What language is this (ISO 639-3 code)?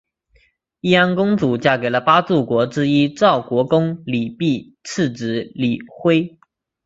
zho